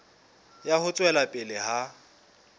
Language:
Southern Sotho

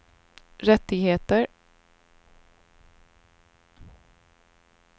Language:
Swedish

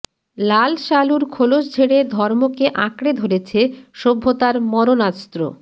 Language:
Bangla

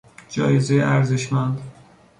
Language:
Persian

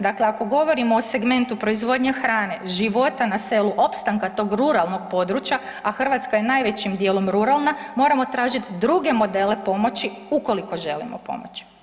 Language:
Croatian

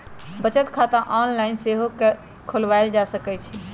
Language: Magahi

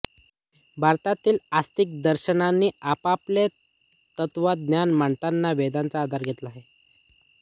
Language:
Marathi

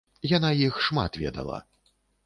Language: Belarusian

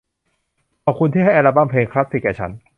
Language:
Thai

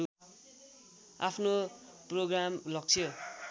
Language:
Nepali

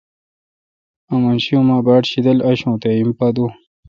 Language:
Kalkoti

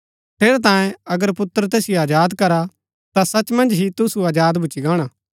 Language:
Gaddi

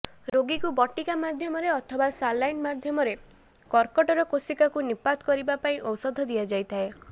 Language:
Odia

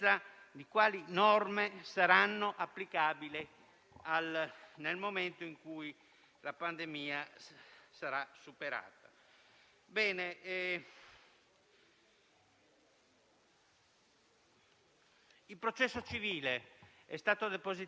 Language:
Italian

